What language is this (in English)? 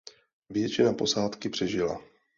Czech